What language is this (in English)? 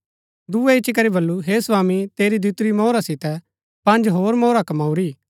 Gaddi